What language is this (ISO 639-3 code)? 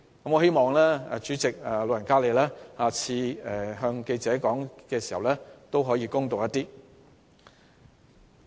yue